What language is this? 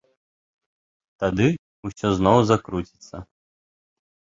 Belarusian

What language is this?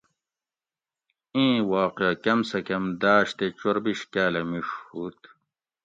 Gawri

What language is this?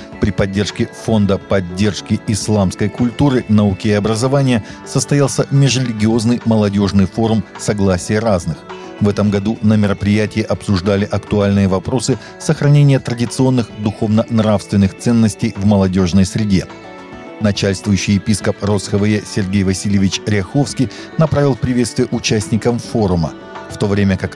Russian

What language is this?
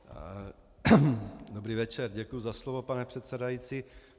Czech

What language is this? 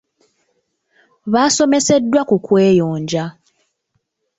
Ganda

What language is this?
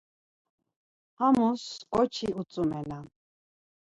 Laz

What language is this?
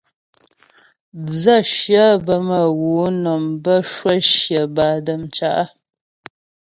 Ghomala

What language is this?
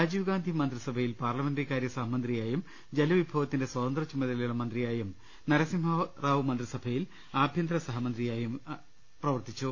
Malayalam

